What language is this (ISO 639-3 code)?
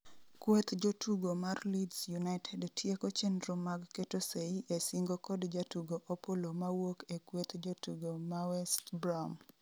luo